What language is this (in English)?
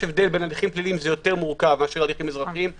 Hebrew